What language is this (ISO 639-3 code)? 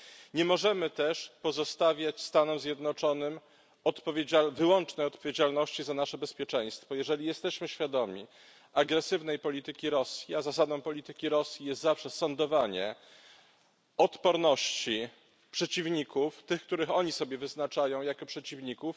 pol